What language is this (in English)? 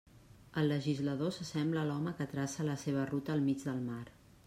Catalan